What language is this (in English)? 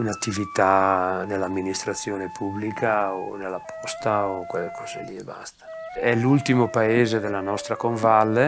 Italian